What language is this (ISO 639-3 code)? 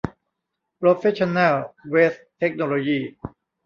tha